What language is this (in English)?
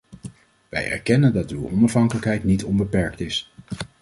Dutch